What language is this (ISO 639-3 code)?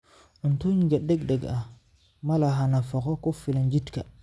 som